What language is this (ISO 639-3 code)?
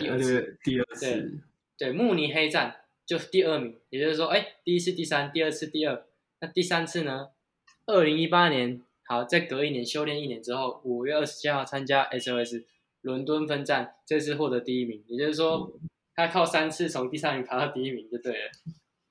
zho